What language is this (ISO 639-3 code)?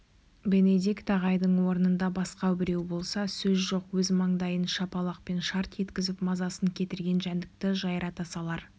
kaz